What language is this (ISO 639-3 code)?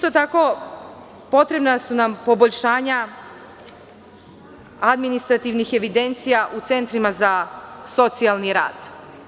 srp